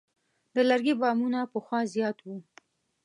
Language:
Pashto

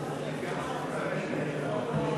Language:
Hebrew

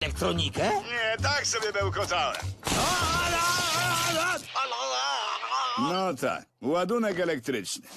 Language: Polish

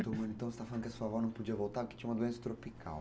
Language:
Portuguese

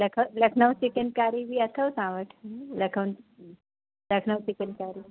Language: Sindhi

